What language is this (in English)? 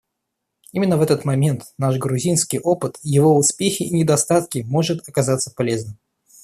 Russian